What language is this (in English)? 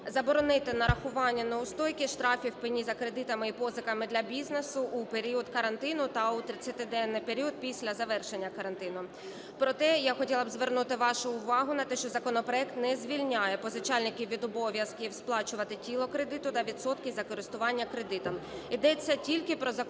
Ukrainian